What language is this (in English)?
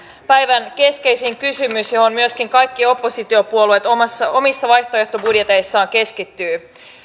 Finnish